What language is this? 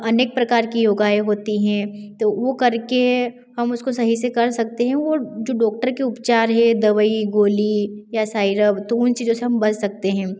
Hindi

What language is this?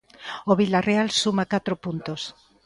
Galician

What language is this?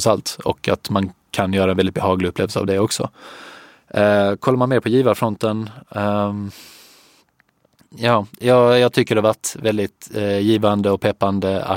Swedish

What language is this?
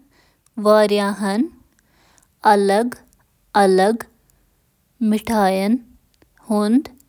Kashmiri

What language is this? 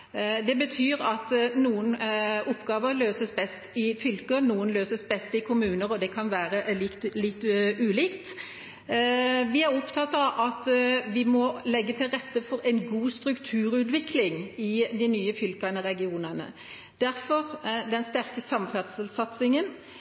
Norwegian Bokmål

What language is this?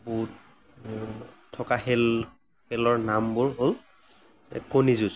Assamese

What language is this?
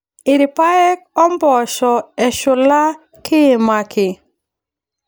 Masai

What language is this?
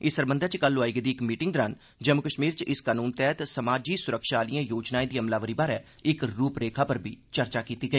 Dogri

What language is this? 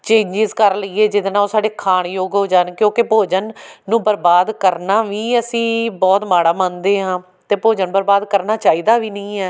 Punjabi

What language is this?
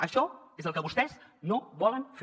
Catalan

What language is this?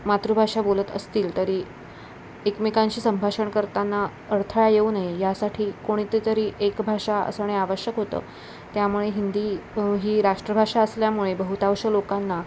Marathi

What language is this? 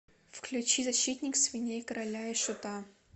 Russian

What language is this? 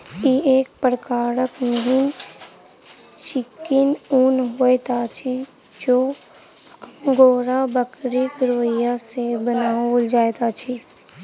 Maithili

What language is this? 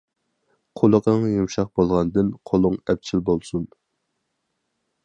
Uyghur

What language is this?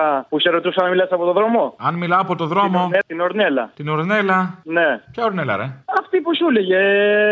Greek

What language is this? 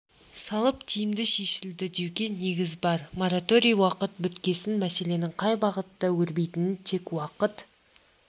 Kazakh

